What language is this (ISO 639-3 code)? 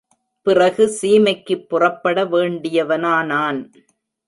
tam